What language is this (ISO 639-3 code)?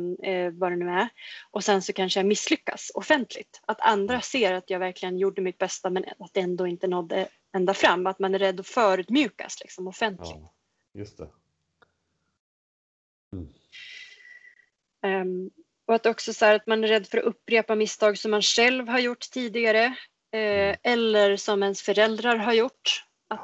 swe